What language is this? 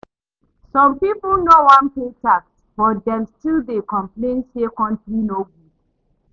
Nigerian Pidgin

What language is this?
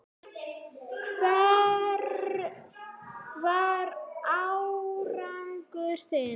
Icelandic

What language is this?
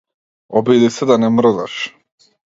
Macedonian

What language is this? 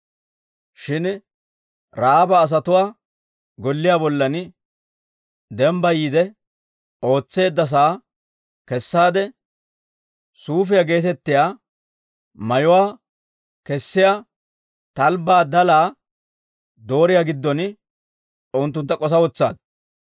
Dawro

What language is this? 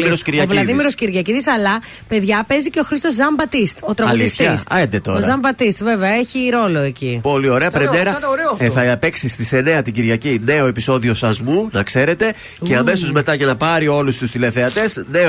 Greek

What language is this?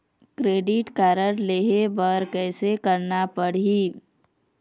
Chhattisgarhi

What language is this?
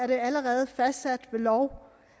Danish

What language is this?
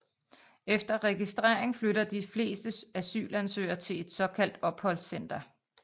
Danish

